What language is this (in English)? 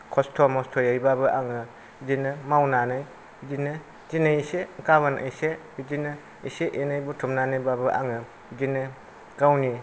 Bodo